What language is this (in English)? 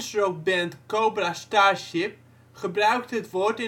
Dutch